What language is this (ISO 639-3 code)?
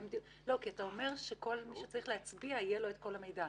heb